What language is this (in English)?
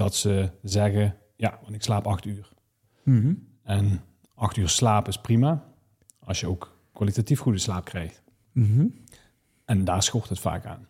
Dutch